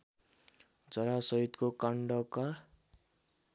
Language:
Nepali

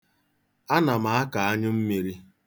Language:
Igbo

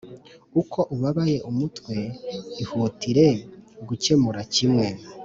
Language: Kinyarwanda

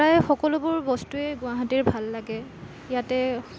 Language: Assamese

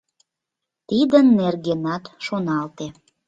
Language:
Mari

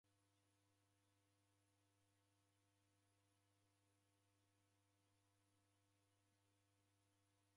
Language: Taita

